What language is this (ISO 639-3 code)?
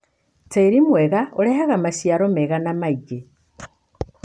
kik